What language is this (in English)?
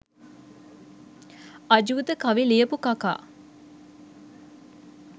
Sinhala